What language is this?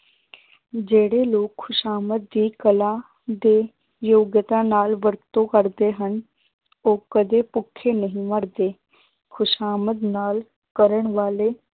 Punjabi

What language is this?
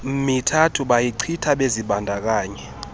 Xhosa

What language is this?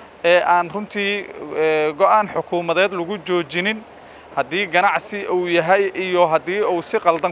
Arabic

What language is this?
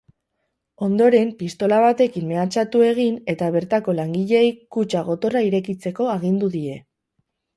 Basque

